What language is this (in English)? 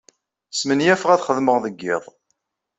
Kabyle